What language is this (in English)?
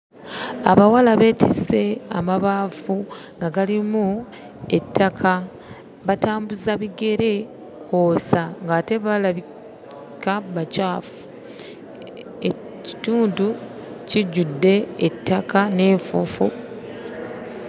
Ganda